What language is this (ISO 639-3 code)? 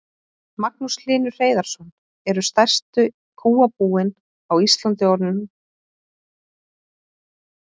isl